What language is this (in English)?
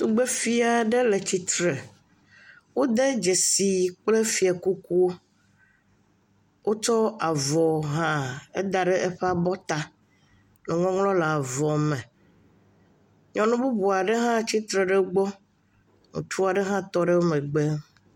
Ewe